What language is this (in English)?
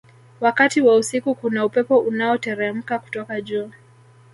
Swahili